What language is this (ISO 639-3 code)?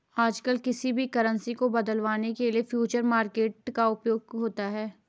hin